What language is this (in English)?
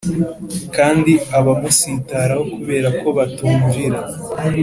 Kinyarwanda